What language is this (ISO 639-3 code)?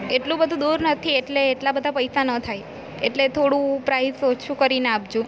guj